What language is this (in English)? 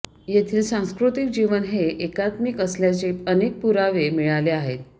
Marathi